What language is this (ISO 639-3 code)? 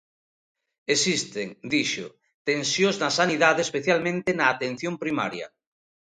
glg